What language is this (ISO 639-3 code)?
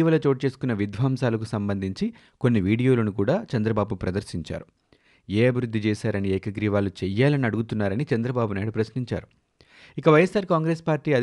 tel